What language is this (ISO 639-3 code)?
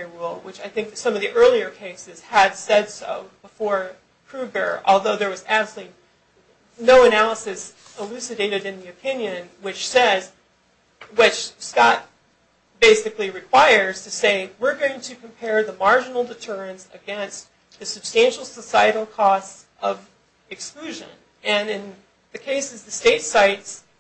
eng